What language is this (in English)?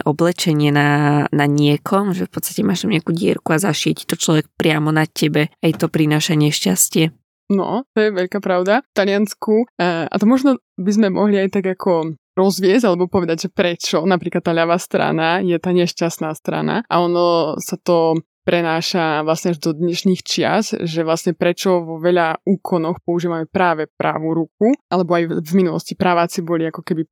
Slovak